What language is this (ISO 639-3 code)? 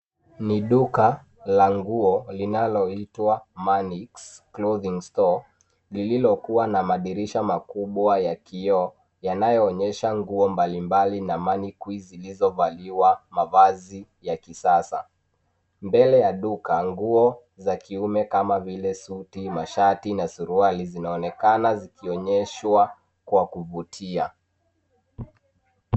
swa